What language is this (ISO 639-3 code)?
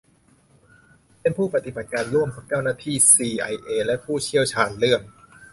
tha